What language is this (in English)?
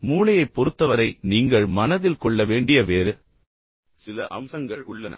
Tamil